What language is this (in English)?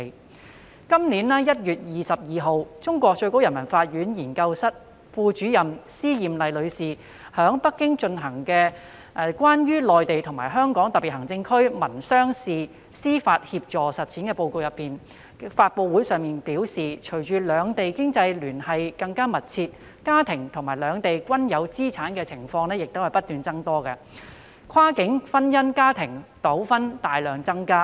Cantonese